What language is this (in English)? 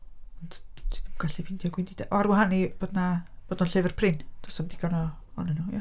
Welsh